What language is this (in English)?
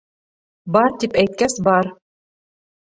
Bashkir